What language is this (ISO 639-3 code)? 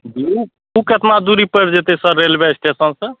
mai